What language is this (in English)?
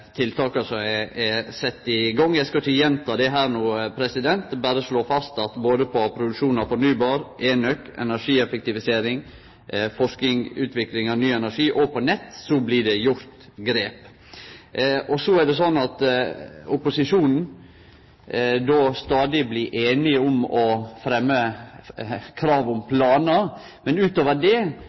Norwegian Nynorsk